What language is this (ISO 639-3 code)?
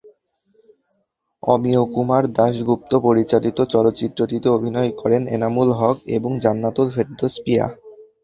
ben